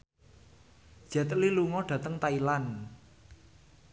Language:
Javanese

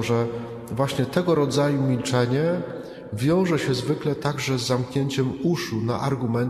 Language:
Polish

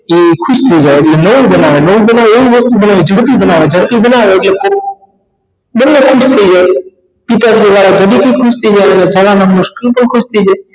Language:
Gujarati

